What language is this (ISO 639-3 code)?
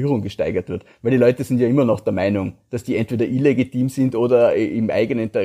deu